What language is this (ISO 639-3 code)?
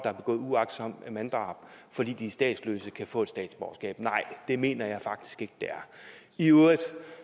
dan